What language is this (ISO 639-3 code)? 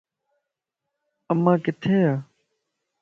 lss